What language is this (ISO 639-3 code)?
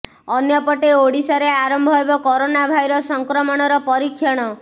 ori